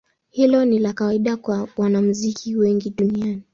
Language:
Swahili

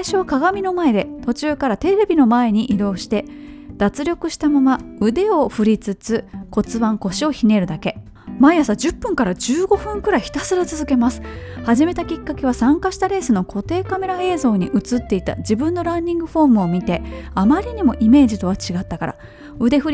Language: Japanese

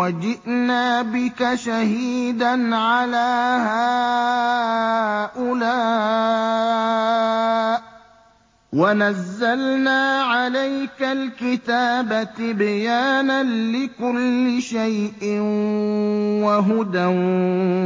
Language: Arabic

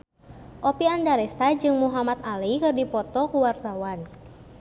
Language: Sundanese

